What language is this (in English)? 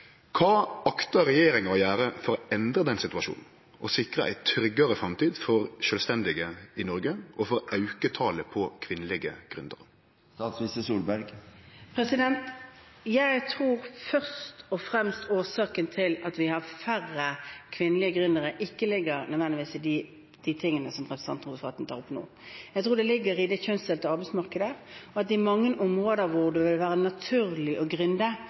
Norwegian